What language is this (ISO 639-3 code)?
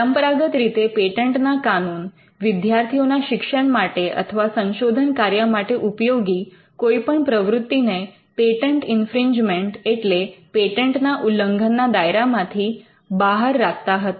guj